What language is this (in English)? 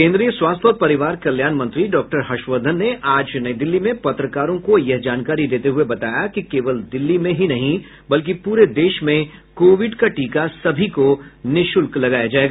Hindi